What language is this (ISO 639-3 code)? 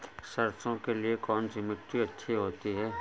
hin